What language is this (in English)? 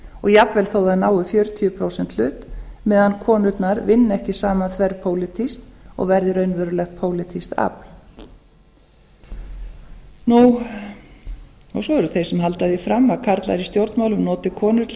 Icelandic